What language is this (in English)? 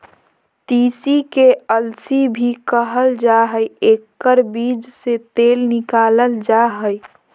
Magahi